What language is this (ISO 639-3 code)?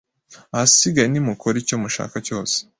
kin